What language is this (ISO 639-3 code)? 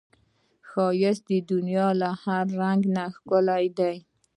pus